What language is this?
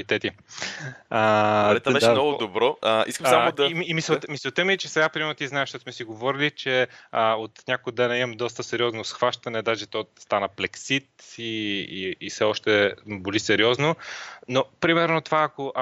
Bulgarian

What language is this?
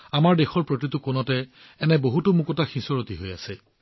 Assamese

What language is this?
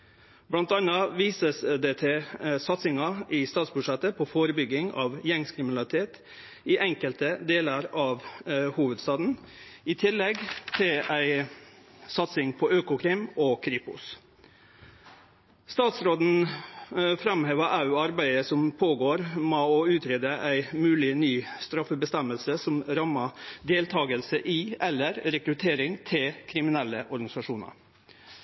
Norwegian Nynorsk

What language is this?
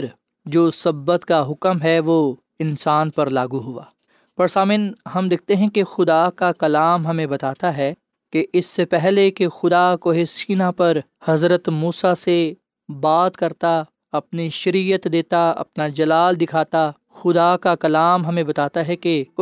Urdu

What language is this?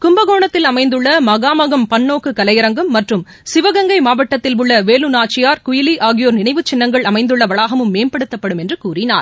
Tamil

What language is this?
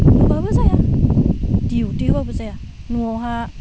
Bodo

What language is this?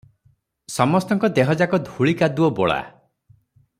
Odia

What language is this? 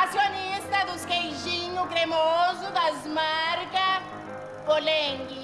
Portuguese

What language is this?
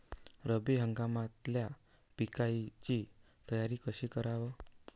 Marathi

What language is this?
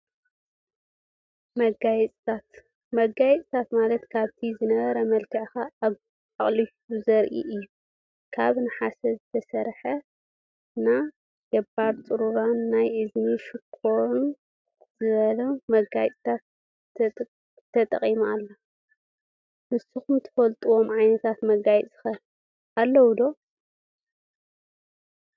Tigrinya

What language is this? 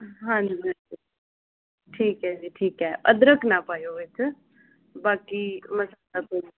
Punjabi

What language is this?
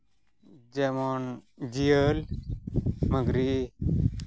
Santali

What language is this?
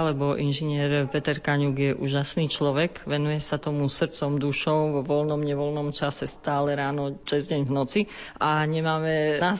Slovak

